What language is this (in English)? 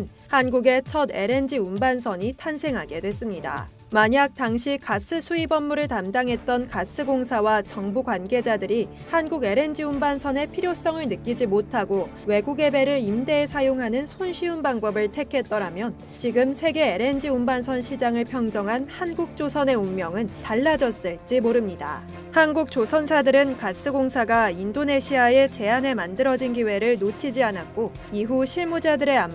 Korean